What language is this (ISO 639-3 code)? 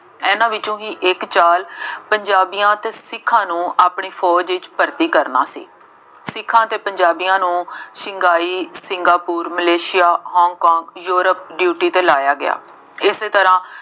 pan